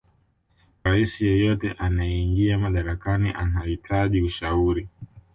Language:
Swahili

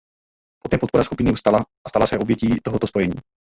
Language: Czech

